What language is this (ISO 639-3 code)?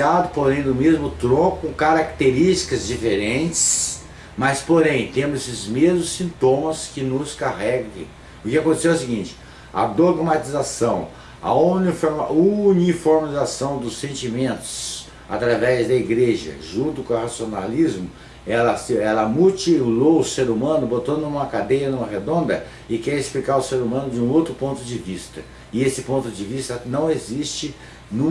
por